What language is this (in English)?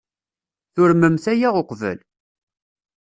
Kabyle